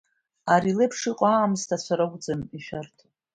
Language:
Abkhazian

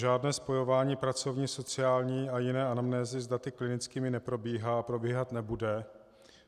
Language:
Czech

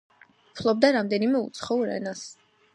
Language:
Georgian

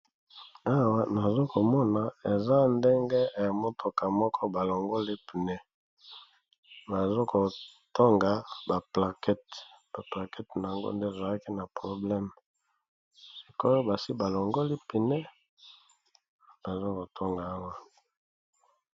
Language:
Lingala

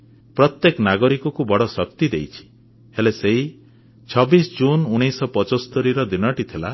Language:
Odia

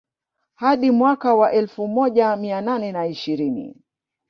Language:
Swahili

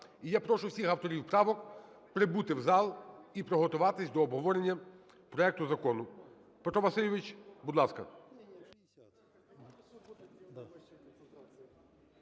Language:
Ukrainian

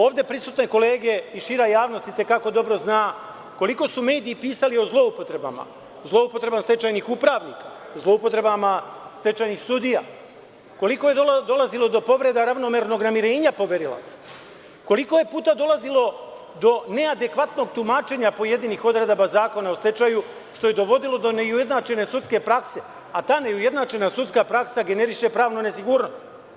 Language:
Serbian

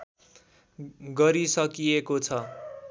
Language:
Nepali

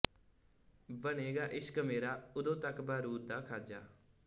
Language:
Punjabi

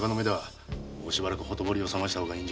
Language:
Japanese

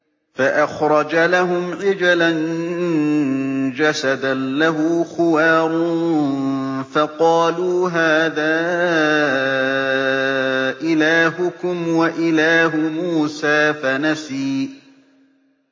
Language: Arabic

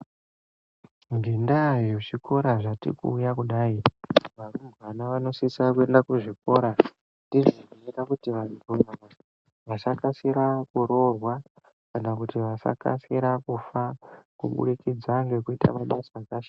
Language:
Ndau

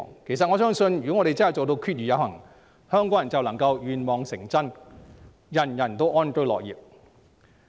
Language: Cantonese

